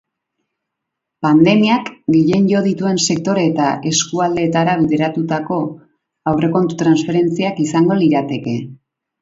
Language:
Basque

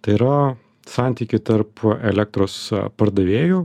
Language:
Lithuanian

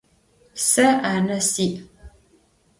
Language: Adyghe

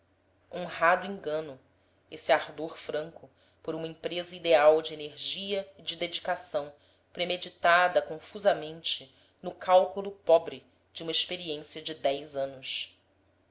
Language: Portuguese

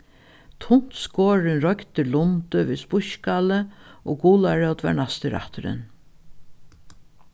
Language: Faroese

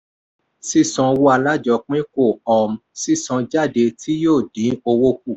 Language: Yoruba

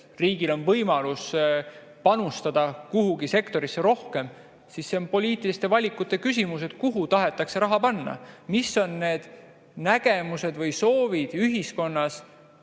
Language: Estonian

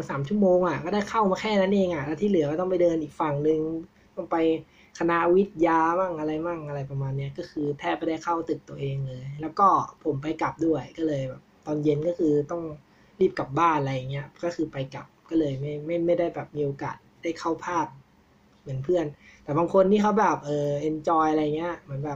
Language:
Thai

